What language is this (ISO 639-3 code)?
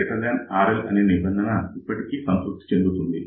tel